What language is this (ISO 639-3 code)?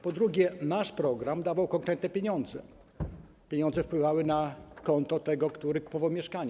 pol